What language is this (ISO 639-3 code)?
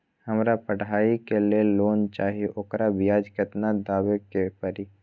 mag